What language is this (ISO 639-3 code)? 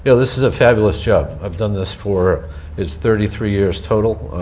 eng